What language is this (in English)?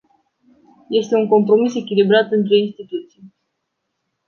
Romanian